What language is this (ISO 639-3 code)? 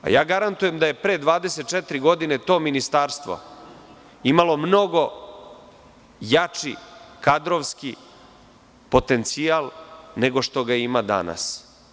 srp